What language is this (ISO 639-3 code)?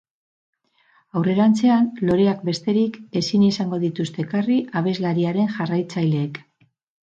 eus